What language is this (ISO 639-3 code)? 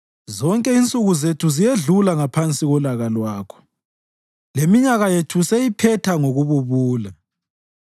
nde